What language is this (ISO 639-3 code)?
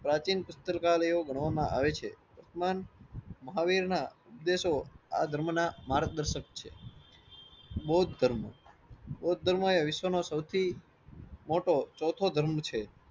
guj